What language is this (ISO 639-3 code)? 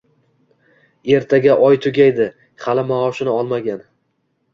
uzb